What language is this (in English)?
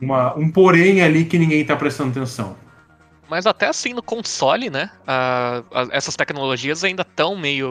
Portuguese